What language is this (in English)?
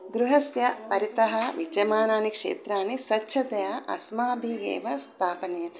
Sanskrit